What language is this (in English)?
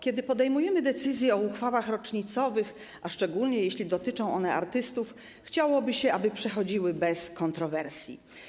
Polish